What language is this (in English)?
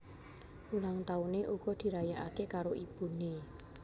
Javanese